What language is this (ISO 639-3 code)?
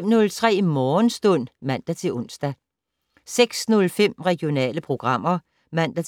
dan